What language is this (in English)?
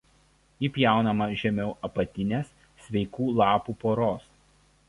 Lithuanian